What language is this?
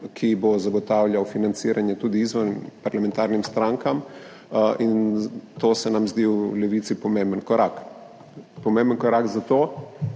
Slovenian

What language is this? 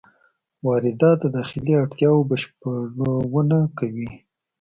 Pashto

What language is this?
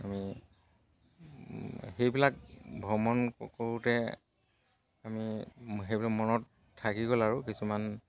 Assamese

